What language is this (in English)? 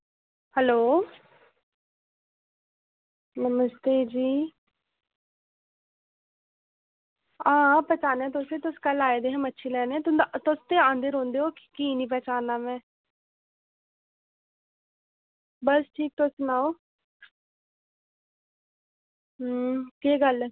Dogri